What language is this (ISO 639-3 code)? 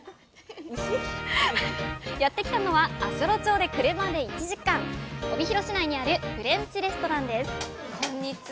jpn